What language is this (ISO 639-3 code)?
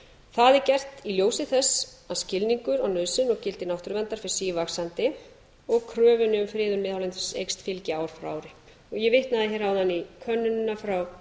isl